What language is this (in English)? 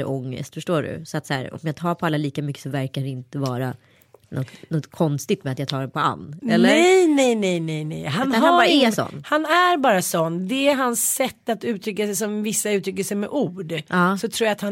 Swedish